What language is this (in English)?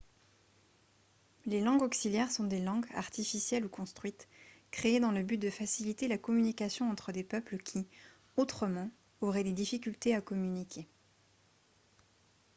French